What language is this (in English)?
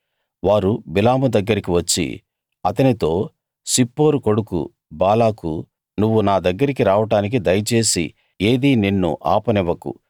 Telugu